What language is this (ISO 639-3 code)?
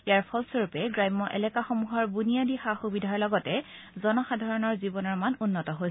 asm